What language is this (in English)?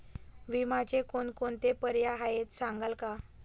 Marathi